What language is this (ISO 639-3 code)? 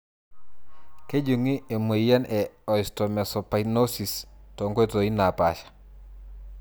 mas